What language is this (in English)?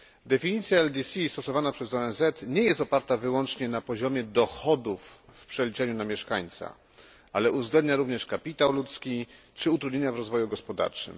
Polish